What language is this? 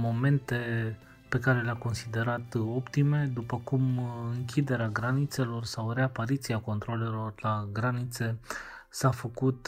Romanian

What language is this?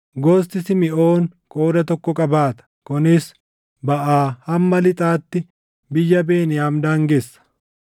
Oromo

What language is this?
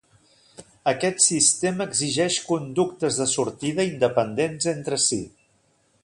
Catalan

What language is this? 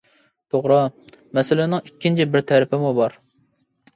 Uyghur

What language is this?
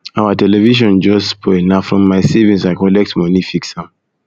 Nigerian Pidgin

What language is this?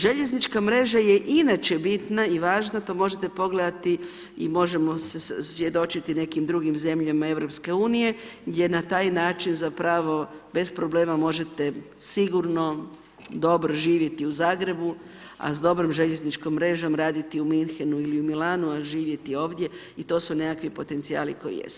Croatian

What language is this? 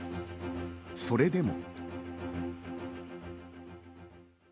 Japanese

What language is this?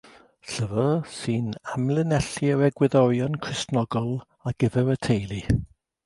Welsh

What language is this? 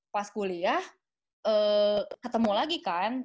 Indonesian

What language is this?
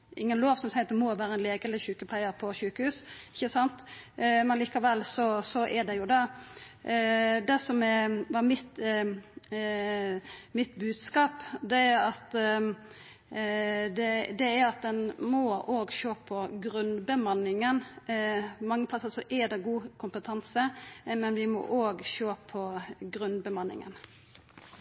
Norwegian Nynorsk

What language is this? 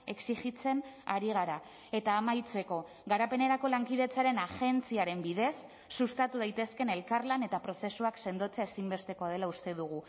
Basque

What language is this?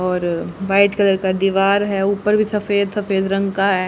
Hindi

